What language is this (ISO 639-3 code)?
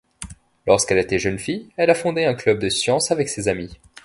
fra